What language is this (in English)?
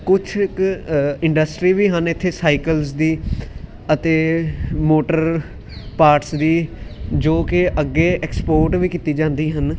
Punjabi